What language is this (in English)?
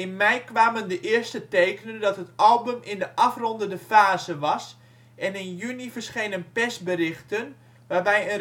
Dutch